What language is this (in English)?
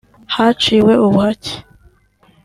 Kinyarwanda